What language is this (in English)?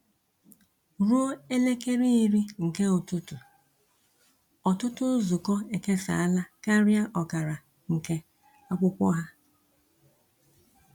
Igbo